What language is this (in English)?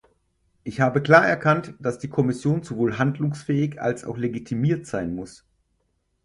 German